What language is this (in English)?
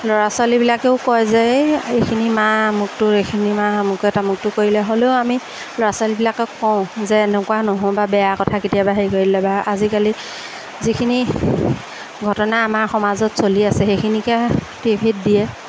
Assamese